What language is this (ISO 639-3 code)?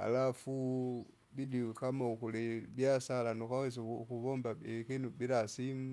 zga